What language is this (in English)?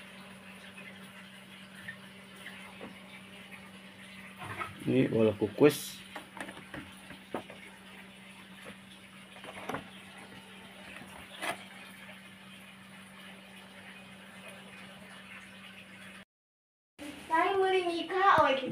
Indonesian